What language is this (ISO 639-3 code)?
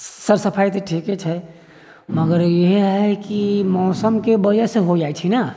mai